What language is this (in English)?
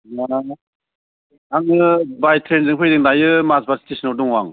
Bodo